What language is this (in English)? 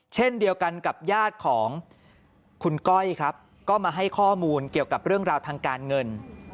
Thai